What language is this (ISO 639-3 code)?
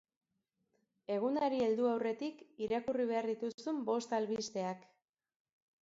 eus